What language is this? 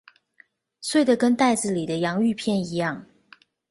Chinese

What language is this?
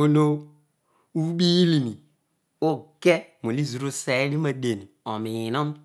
Odual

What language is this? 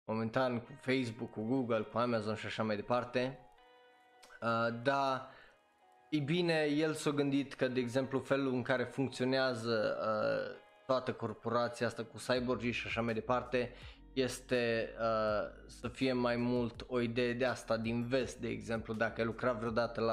Romanian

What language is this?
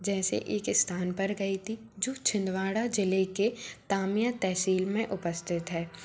Hindi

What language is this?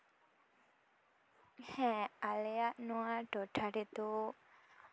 Santali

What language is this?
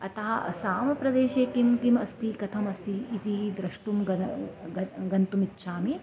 Sanskrit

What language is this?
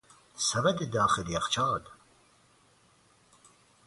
Persian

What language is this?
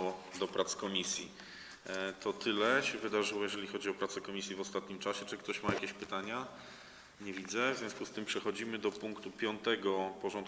Polish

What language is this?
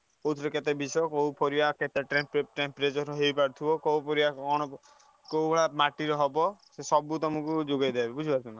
Odia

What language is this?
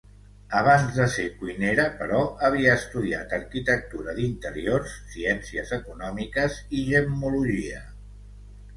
Catalan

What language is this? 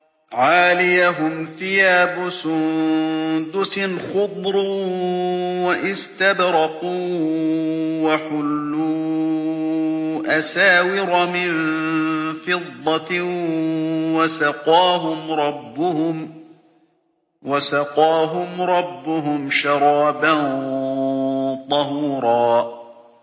Arabic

